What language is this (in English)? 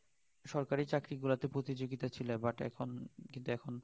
Bangla